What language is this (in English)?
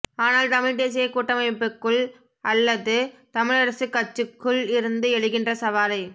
Tamil